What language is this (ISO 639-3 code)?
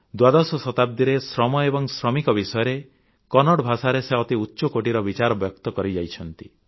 ori